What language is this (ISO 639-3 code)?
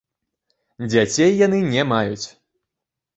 bel